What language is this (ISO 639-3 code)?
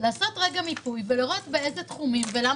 heb